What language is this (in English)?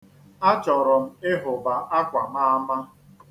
Igbo